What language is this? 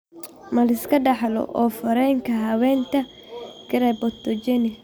Somali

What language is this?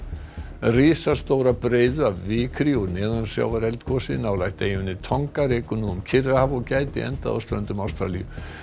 Icelandic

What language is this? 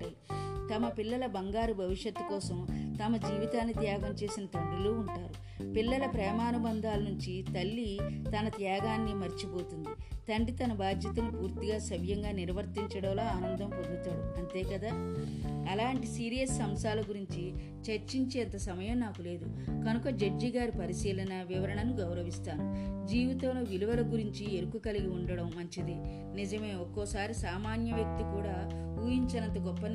Telugu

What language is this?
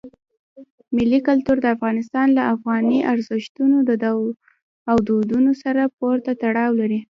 Pashto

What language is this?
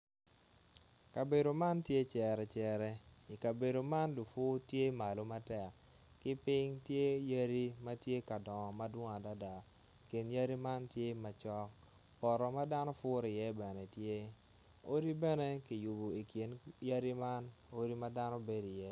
Acoli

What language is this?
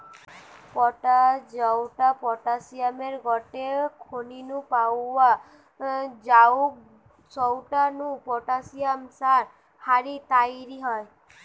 Bangla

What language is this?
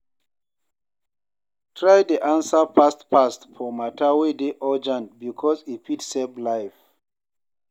Nigerian Pidgin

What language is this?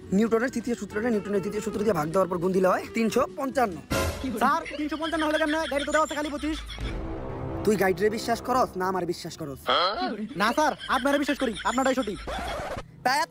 Indonesian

